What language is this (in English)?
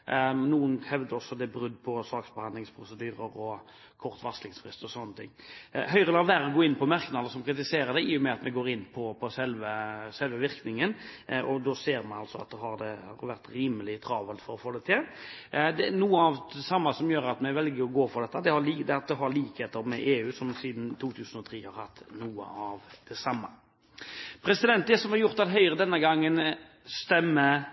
Norwegian Bokmål